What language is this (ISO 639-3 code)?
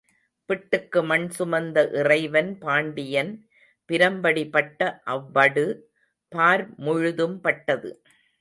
tam